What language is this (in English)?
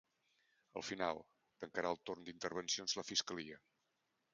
Catalan